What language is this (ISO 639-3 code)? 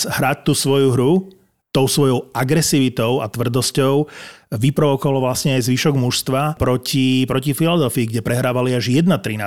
slk